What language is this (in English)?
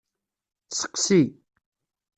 Kabyle